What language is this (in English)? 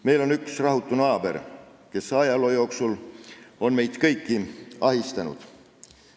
Estonian